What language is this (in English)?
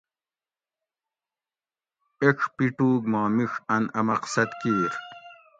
Gawri